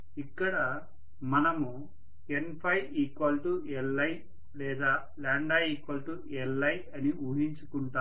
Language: Telugu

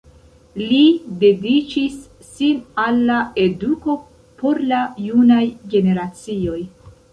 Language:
Esperanto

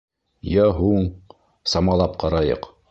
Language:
Bashkir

